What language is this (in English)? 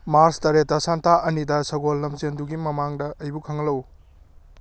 Manipuri